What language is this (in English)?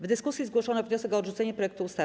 Polish